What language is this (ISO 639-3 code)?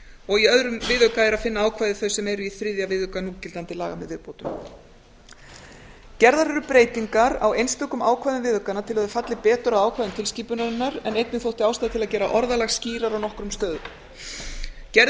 isl